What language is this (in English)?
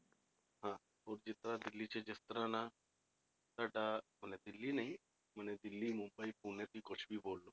Punjabi